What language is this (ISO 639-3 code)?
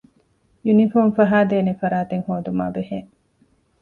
div